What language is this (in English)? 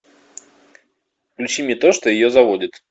Russian